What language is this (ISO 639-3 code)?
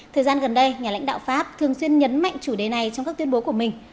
vie